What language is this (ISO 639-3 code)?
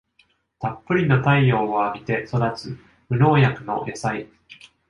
jpn